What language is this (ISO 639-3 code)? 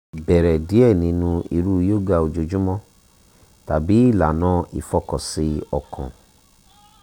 yor